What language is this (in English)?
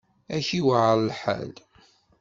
Kabyle